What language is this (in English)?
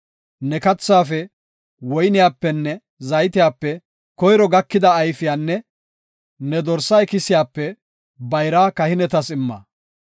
Gofa